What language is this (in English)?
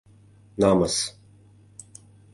Mari